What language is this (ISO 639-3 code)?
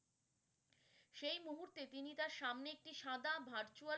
ben